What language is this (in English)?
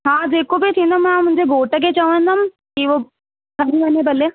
Sindhi